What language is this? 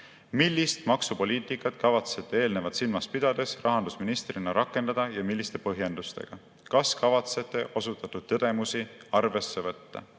Estonian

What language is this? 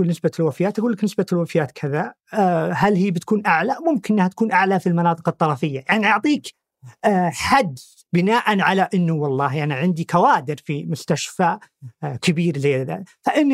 Arabic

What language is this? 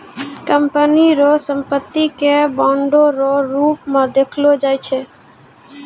Maithili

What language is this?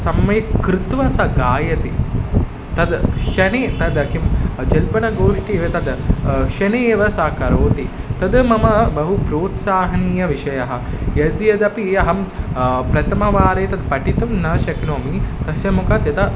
Sanskrit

